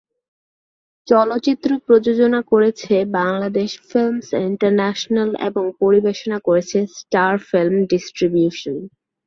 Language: Bangla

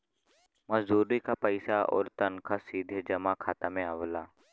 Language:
Bhojpuri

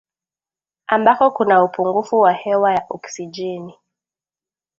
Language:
Swahili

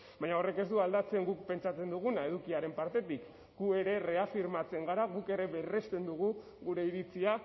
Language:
Basque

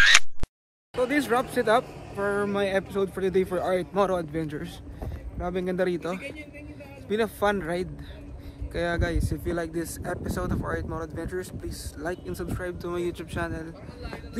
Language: Filipino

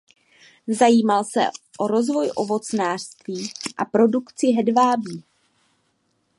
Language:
Czech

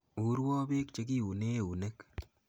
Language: Kalenjin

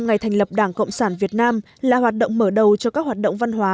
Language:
Vietnamese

